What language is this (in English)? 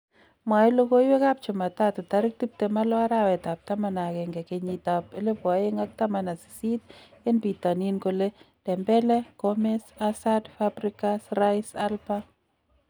Kalenjin